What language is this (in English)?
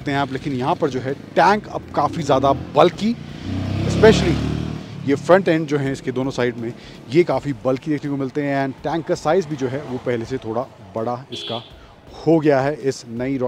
Hindi